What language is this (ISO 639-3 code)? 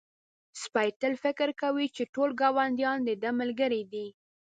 pus